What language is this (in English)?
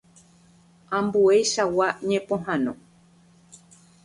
Guarani